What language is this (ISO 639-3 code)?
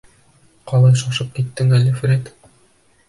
bak